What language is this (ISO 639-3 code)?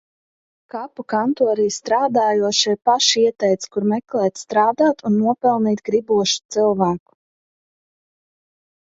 lav